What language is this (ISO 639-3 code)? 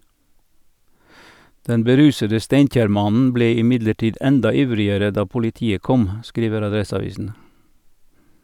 nor